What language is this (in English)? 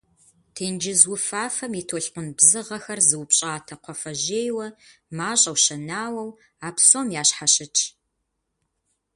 Kabardian